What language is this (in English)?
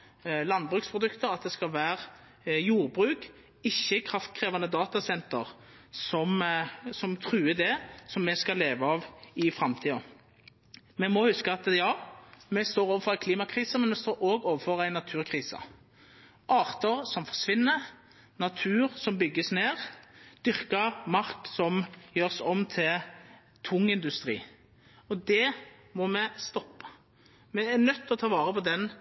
Norwegian Nynorsk